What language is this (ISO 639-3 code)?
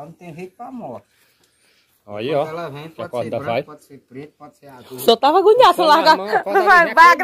por